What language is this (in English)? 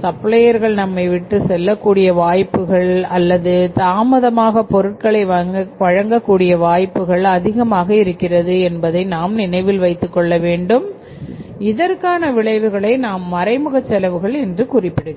Tamil